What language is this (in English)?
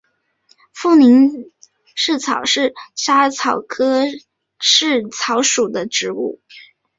Chinese